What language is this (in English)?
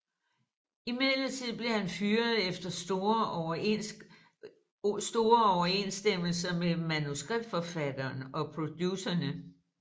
Danish